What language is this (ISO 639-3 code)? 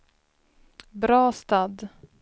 swe